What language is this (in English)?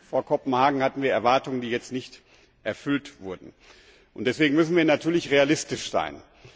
German